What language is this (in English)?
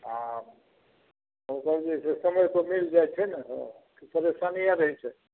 Maithili